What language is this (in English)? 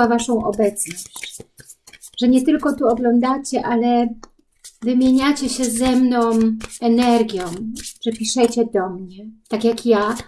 Polish